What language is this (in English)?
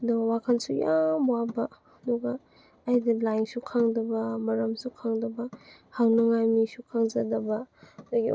Manipuri